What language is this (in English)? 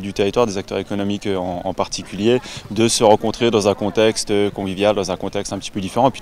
French